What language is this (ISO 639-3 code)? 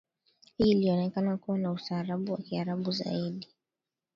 swa